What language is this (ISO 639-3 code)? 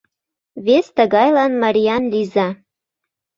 chm